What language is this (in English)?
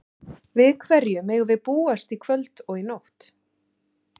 Icelandic